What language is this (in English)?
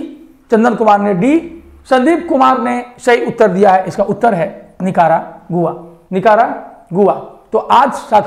Hindi